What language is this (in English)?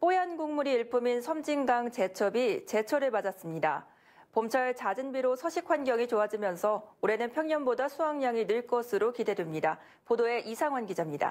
Korean